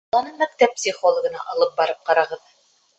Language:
Bashkir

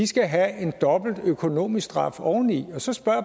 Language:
Danish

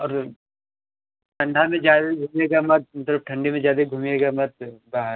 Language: Hindi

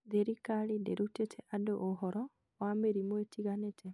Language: Kikuyu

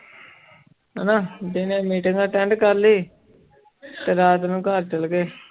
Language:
Punjabi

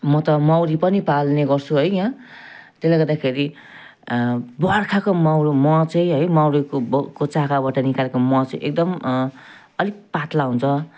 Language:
Nepali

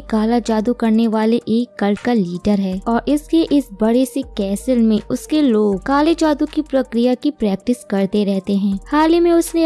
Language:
Hindi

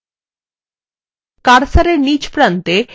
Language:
Bangla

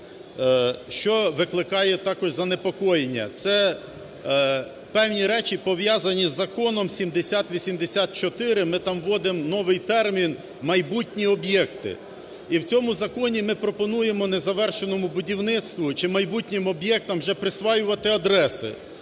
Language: Ukrainian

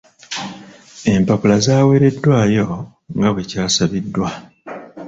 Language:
Ganda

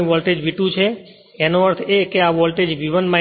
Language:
Gujarati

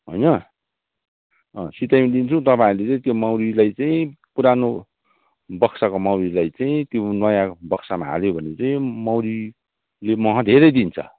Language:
Nepali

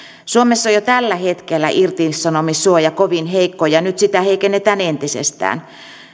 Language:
Finnish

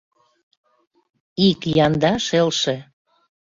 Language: Mari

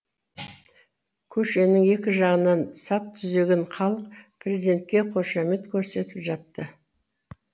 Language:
Kazakh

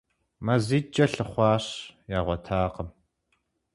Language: Kabardian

